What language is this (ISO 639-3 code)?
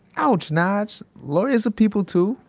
eng